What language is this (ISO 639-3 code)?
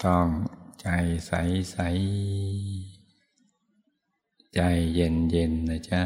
tha